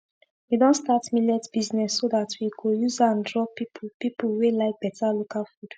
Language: Nigerian Pidgin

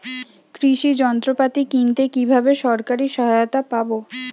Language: Bangla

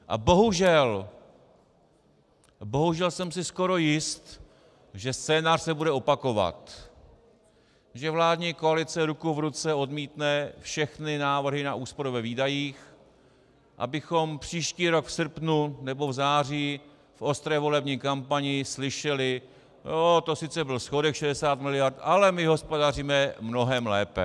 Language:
Czech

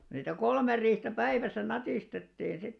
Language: Finnish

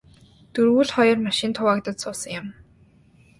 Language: Mongolian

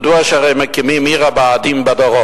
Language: Hebrew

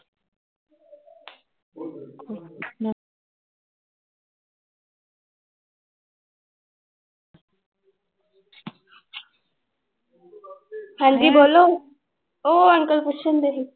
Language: Punjabi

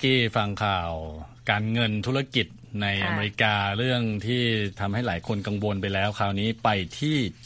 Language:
Thai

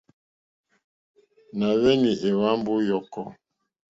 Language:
Mokpwe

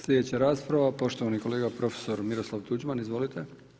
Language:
Croatian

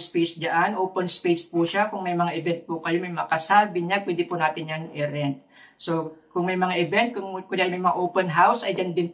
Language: Filipino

